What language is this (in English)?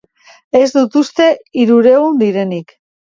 Basque